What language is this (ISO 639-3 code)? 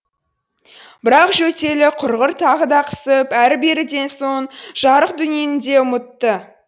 kaz